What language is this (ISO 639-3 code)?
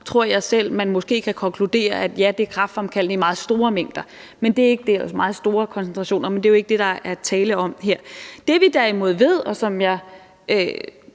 dan